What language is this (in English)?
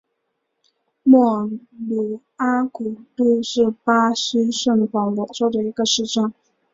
Chinese